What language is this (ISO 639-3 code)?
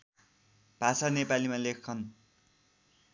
nep